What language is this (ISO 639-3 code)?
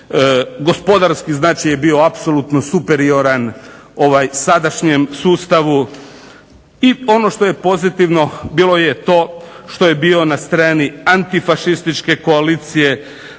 hrv